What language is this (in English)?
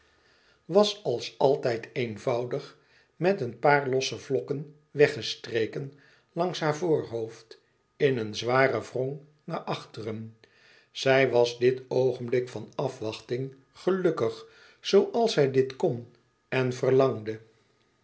Dutch